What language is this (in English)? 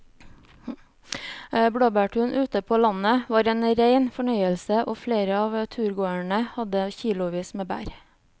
Norwegian